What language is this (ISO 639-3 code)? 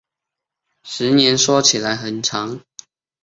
zho